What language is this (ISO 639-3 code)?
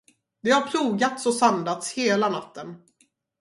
swe